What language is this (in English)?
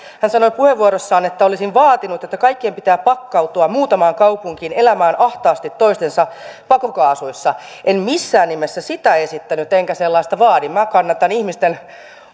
Finnish